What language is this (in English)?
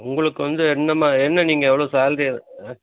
Tamil